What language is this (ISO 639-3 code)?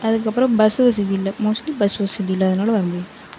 tam